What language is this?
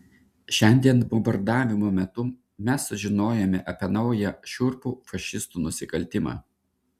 Lithuanian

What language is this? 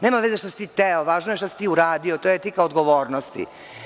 Serbian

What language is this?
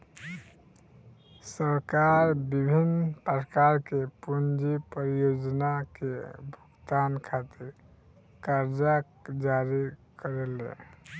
Bhojpuri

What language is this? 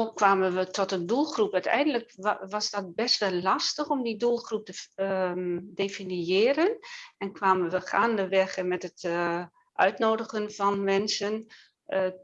Dutch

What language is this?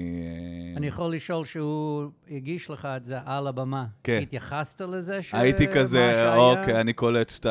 Hebrew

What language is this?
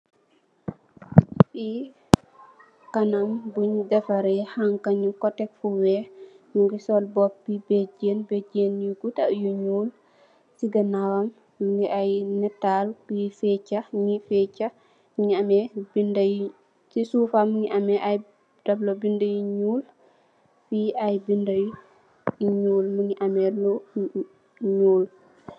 Wolof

